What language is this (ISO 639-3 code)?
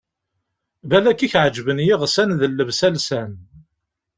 kab